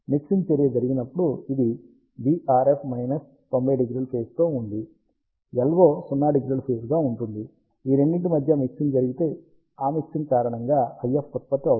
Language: Telugu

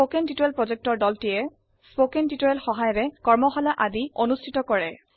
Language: Assamese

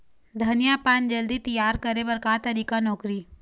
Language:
Chhattisgarhi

